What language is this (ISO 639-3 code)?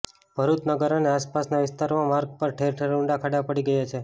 guj